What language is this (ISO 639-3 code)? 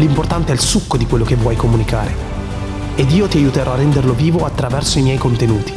ita